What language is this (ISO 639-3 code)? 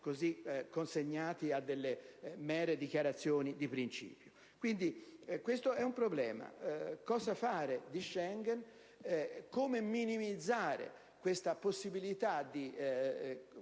ita